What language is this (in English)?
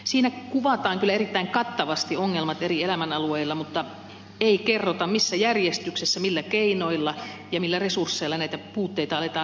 Finnish